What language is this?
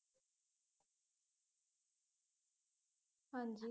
Punjabi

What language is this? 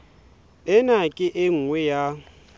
Southern Sotho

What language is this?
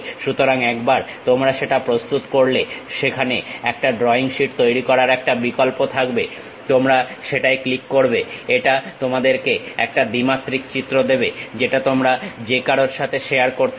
Bangla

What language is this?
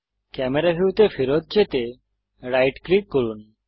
Bangla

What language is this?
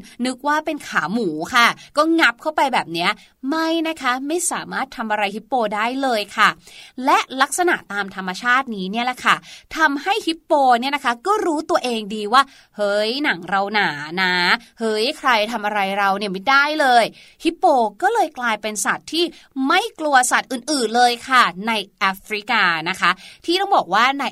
Thai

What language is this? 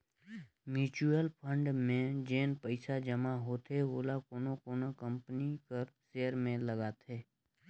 Chhattisgarhi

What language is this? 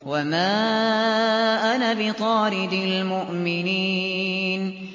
Arabic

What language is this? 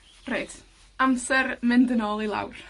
Welsh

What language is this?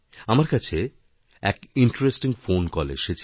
Bangla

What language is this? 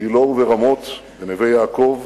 Hebrew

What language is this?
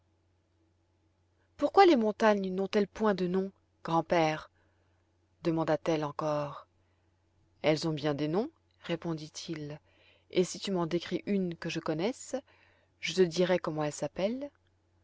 French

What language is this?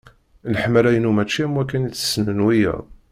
Kabyle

